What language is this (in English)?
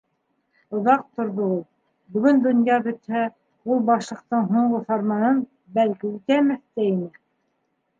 Bashkir